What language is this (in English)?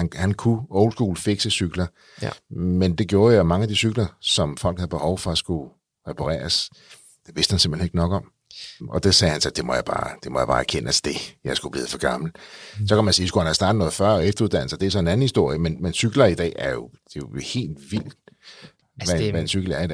Danish